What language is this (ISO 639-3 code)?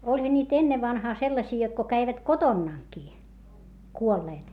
fin